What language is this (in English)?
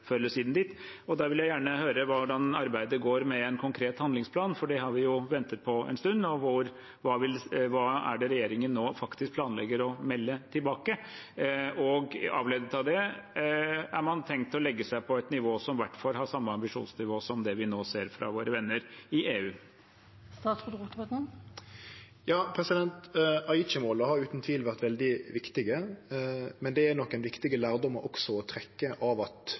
Norwegian